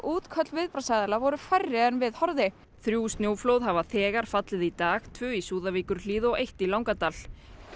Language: Icelandic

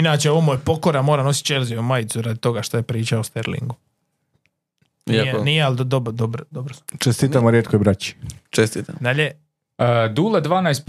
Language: Croatian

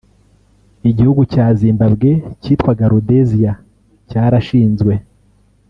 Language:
Kinyarwanda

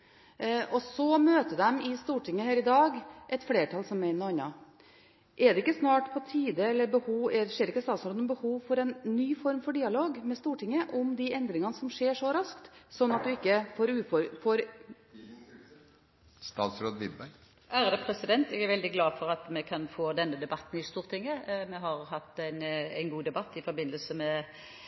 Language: Norwegian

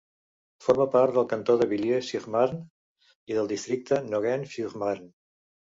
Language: Catalan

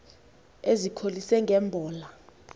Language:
Xhosa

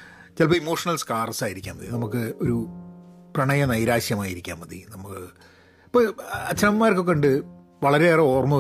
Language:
Malayalam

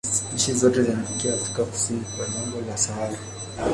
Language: Swahili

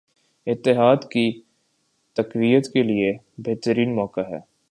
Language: Urdu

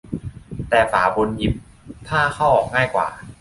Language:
Thai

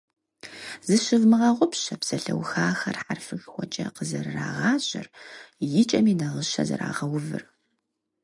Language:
Kabardian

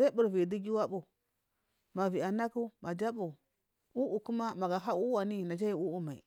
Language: Marghi South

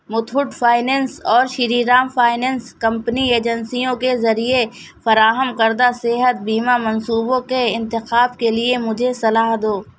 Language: Urdu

